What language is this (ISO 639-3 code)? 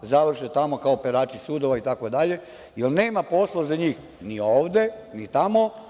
srp